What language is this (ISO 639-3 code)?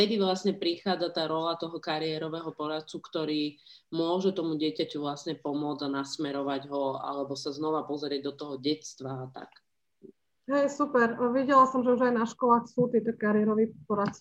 slk